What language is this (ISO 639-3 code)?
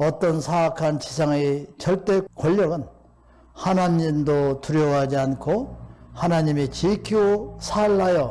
kor